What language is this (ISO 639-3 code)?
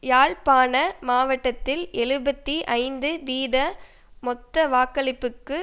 tam